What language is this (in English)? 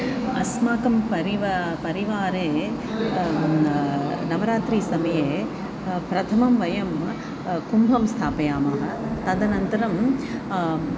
Sanskrit